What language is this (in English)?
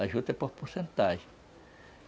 Portuguese